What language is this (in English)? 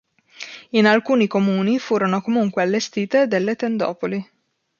Italian